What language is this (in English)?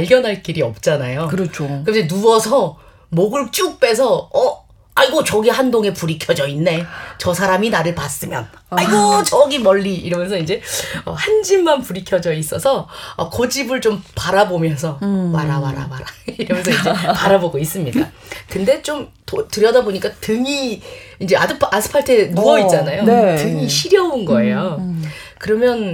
Korean